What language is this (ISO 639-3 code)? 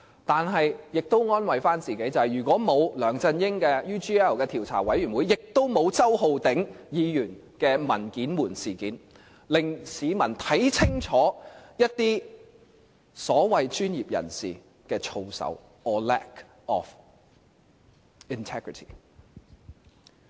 yue